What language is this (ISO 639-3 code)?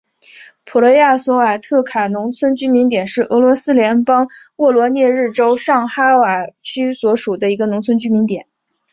zho